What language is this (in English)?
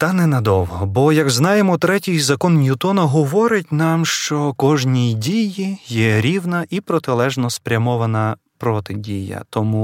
Ukrainian